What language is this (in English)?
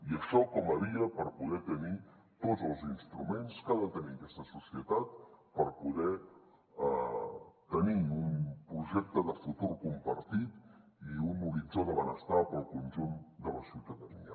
Catalan